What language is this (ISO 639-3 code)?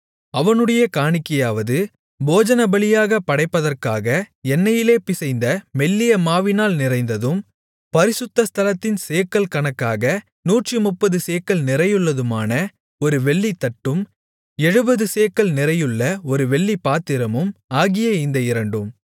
tam